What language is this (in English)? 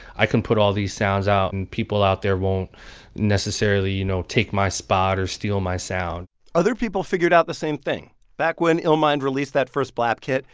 English